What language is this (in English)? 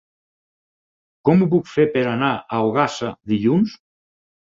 Catalan